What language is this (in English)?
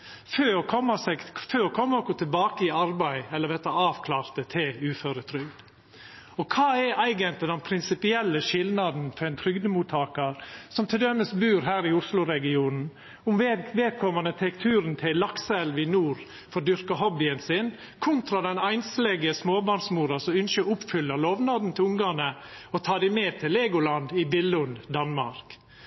Norwegian Nynorsk